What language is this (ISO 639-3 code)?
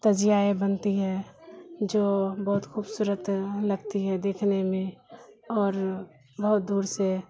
urd